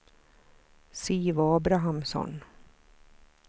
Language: Swedish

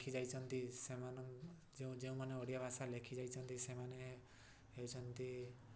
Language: Odia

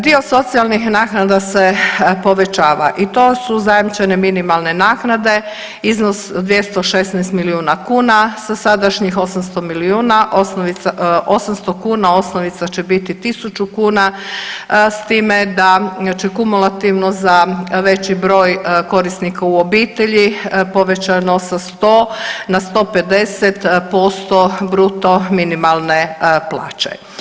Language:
Croatian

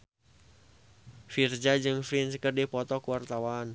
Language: Sundanese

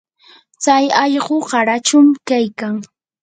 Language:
Yanahuanca Pasco Quechua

